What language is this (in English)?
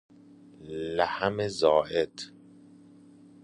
Persian